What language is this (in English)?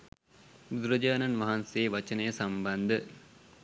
Sinhala